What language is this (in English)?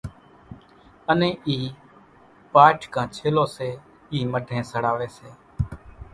Kachi Koli